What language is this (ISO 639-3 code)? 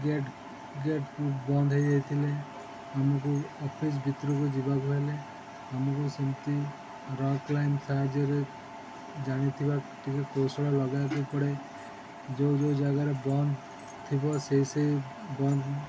ori